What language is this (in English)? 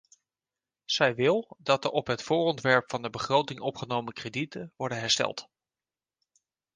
Dutch